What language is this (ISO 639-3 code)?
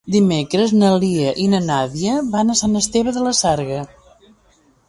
cat